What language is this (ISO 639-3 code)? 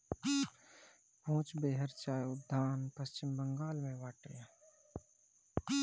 bho